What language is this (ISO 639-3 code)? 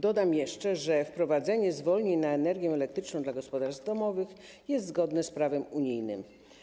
pol